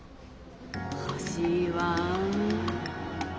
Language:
Japanese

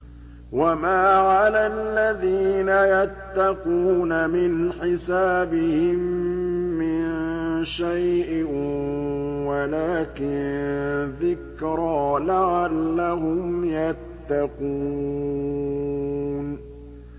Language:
Arabic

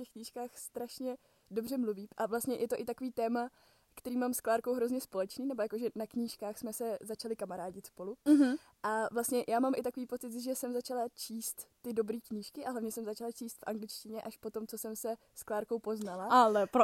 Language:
Czech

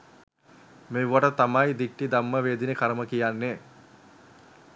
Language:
Sinhala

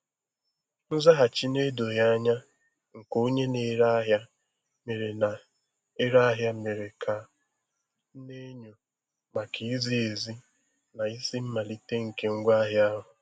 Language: Igbo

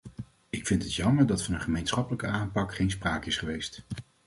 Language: Dutch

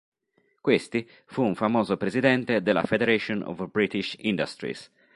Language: Italian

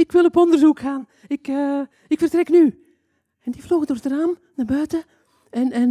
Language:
Dutch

